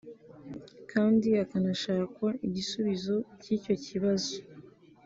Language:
Kinyarwanda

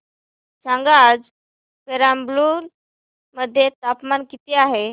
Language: Marathi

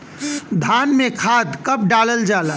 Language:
Bhojpuri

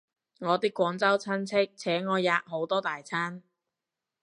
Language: Cantonese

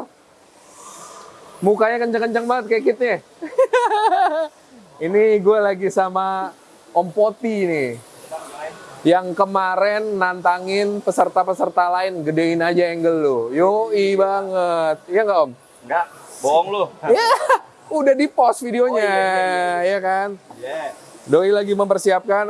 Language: Indonesian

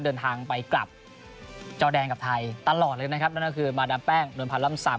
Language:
Thai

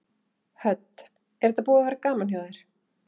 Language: Icelandic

